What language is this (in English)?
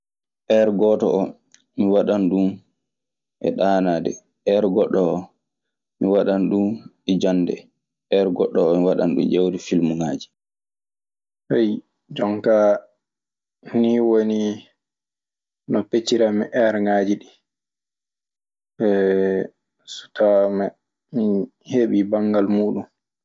Maasina Fulfulde